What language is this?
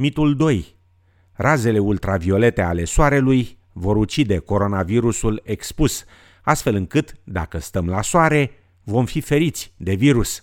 Romanian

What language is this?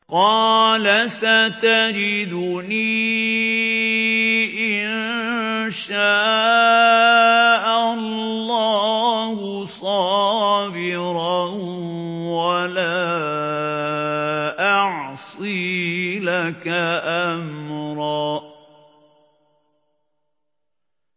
Arabic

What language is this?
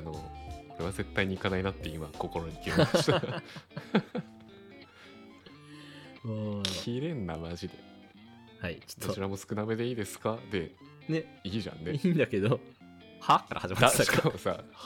Japanese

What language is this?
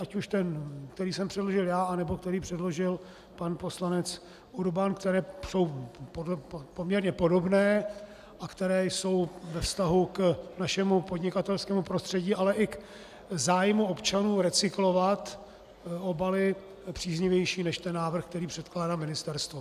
Czech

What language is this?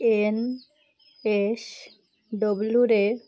Odia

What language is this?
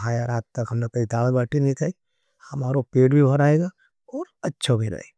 Nimadi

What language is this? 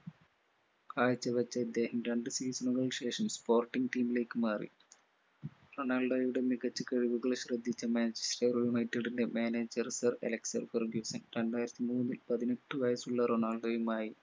Malayalam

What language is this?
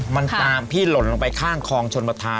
Thai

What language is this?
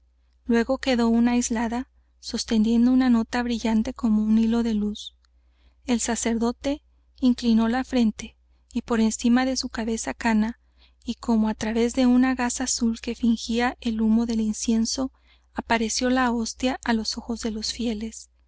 Spanish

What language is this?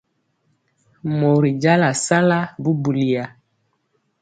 Mpiemo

